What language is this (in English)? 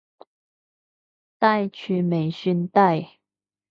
Cantonese